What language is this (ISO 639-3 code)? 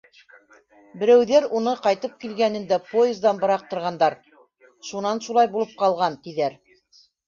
bak